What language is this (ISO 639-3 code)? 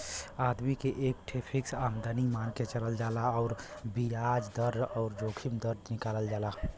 bho